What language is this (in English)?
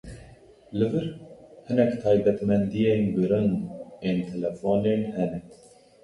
Kurdish